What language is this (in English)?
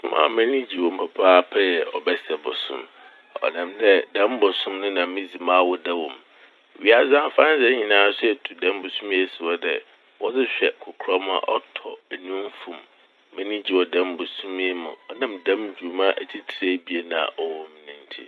Akan